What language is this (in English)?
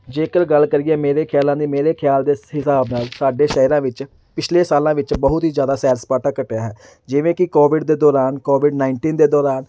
Punjabi